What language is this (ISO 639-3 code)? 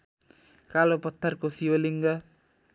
nep